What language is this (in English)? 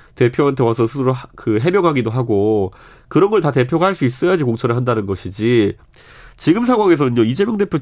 Korean